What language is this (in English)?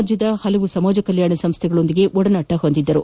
Kannada